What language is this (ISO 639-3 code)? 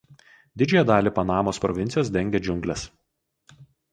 lit